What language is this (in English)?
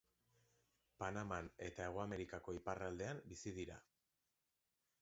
Basque